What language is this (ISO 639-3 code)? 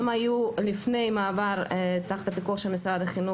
heb